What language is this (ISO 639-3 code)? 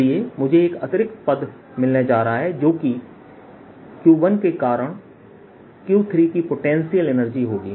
hin